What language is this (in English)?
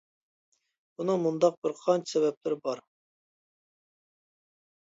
Uyghur